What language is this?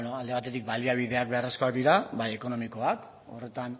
Basque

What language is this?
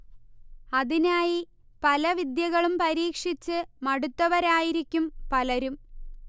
Malayalam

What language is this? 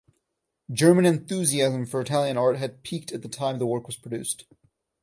English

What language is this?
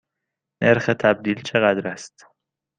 Persian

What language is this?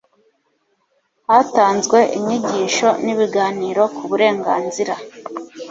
Kinyarwanda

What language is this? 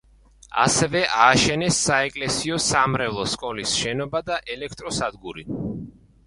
Georgian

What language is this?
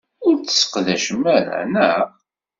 Kabyle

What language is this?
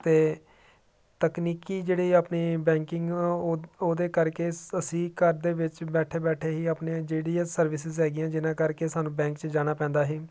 Punjabi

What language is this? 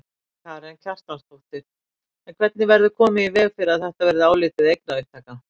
Icelandic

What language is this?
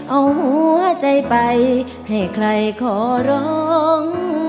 Thai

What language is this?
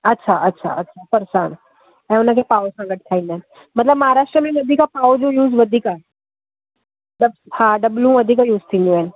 Sindhi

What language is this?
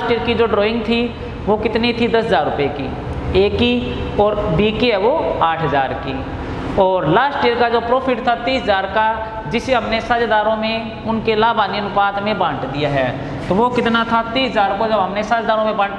Hindi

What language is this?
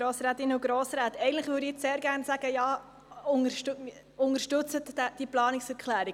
Swiss German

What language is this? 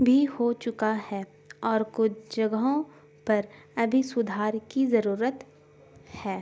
Urdu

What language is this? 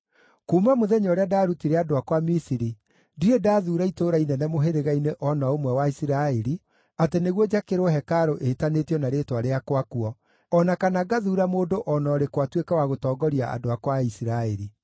Kikuyu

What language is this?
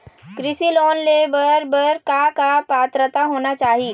Chhattisgarhi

